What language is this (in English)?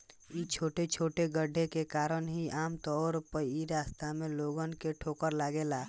Bhojpuri